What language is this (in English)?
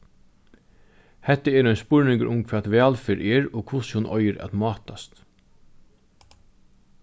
Faroese